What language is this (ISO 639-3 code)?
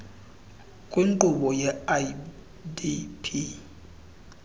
xho